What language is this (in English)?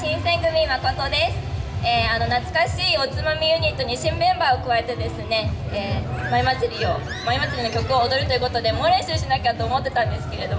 Japanese